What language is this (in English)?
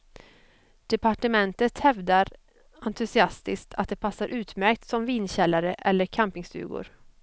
Swedish